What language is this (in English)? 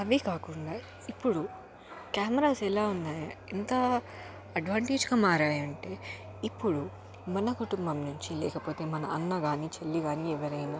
Telugu